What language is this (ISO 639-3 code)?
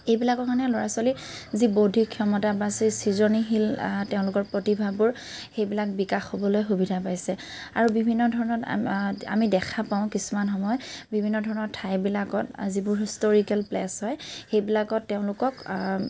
asm